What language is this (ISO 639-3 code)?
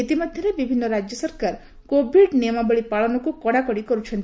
ori